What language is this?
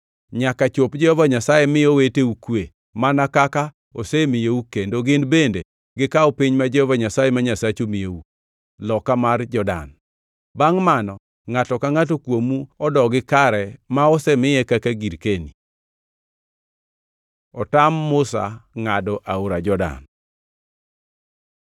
Luo (Kenya and Tanzania)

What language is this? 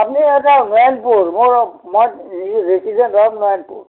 Assamese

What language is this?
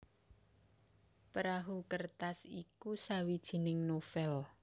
Javanese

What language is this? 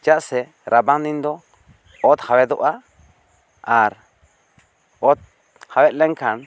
Santali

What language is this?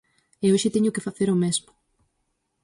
Galician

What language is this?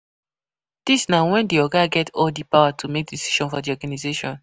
Nigerian Pidgin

